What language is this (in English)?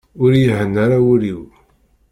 Kabyle